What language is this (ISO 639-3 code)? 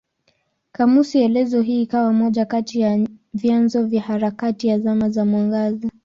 swa